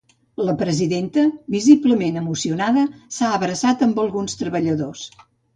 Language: Catalan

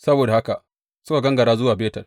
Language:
Hausa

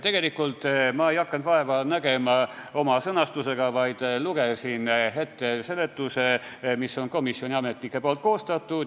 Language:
Estonian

